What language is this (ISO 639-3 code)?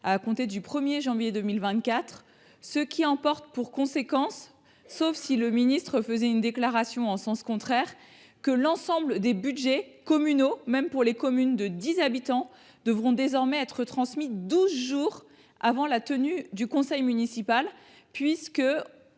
fra